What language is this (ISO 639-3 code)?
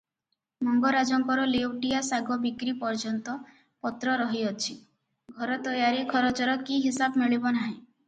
ori